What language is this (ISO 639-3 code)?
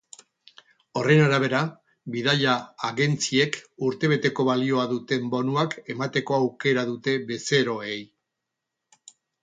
eus